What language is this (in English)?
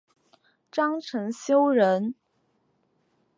Chinese